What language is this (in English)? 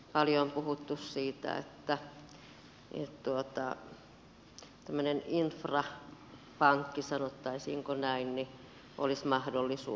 Finnish